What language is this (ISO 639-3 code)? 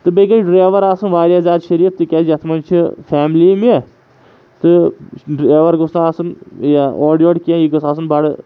kas